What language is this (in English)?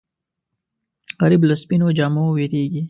Pashto